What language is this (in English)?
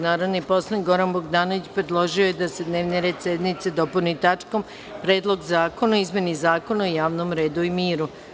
Serbian